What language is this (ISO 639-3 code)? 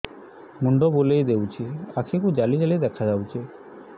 ori